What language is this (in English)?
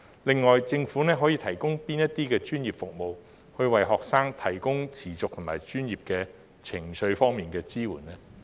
Cantonese